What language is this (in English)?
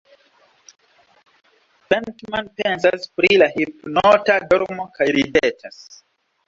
Esperanto